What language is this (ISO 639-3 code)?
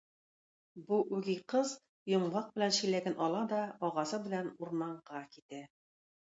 tat